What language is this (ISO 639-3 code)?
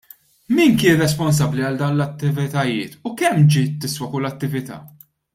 mlt